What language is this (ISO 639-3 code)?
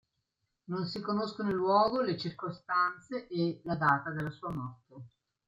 ita